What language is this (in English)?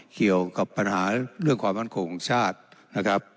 Thai